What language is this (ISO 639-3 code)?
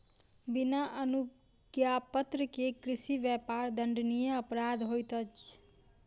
mai